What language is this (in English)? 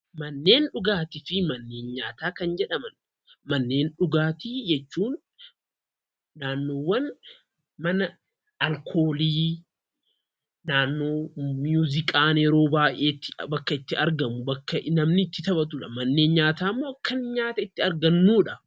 Oromo